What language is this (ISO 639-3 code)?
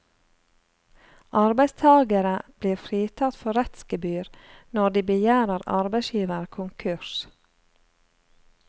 nor